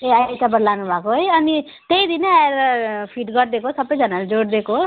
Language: Nepali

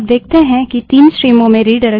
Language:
Hindi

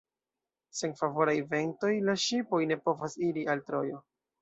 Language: Esperanto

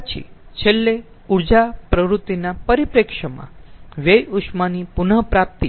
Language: Gujarati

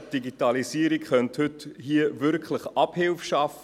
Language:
Swiss German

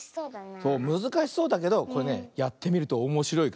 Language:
Japanese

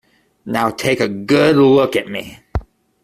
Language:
English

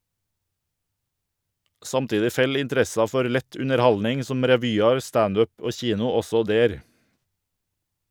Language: Norwegian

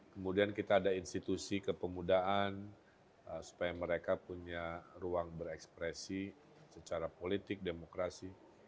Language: Indonesian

